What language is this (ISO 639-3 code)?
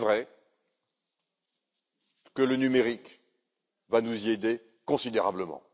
fra